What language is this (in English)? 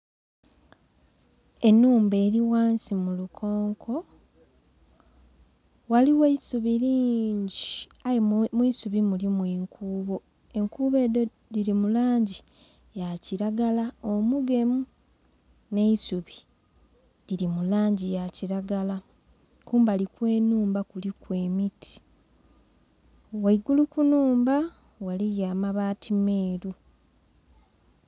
Soga